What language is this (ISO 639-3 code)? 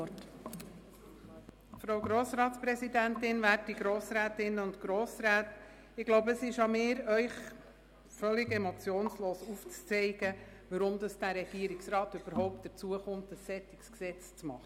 gsw